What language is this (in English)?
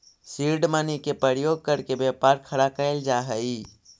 Magahi